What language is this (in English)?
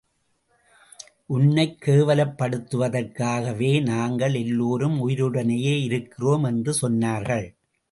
Tamil